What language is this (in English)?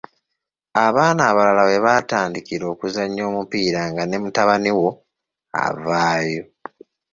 Ganda